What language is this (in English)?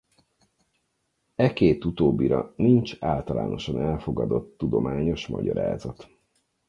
Hungarian